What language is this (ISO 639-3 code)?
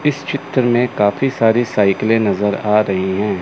hin